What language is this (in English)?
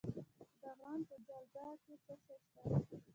Pashto